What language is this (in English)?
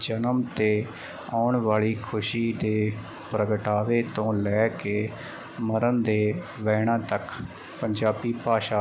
Punjabi